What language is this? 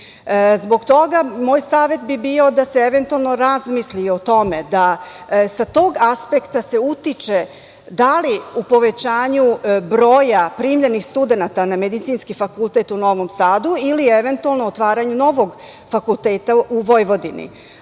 Serbian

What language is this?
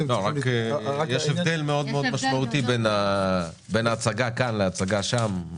Hebrew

